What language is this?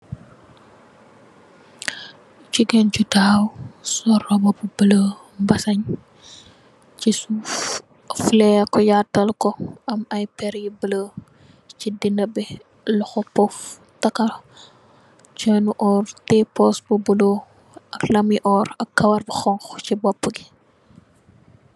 Wolof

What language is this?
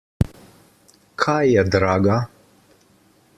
Slovenian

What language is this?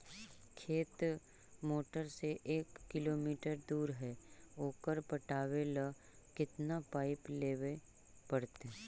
Magahi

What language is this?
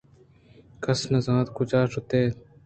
Eastern Balochi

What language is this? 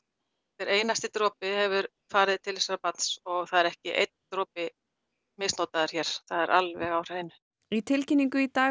Icelandic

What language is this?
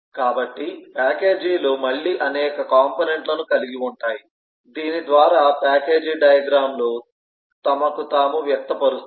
Telugu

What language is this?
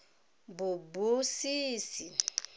Tswana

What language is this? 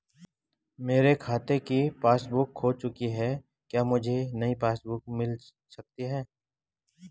Hindi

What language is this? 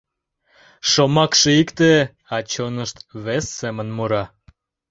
Mari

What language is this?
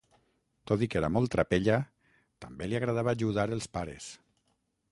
Catalan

